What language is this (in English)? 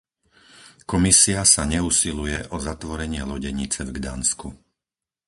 Slovak